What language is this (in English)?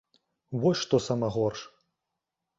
Belarusian